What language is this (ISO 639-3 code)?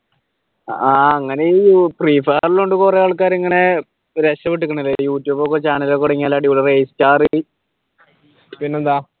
mal